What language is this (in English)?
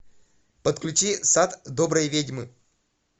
Russian